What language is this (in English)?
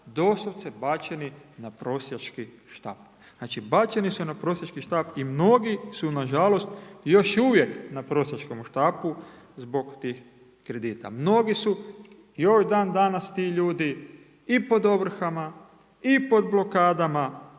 Croatian